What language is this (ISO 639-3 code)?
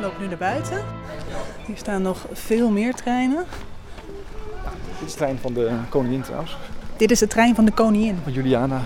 nld